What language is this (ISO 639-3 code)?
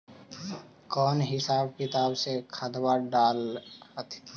mag